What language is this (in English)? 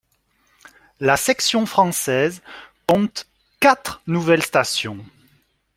French